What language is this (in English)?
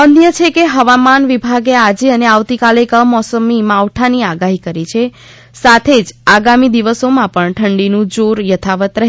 Gujarati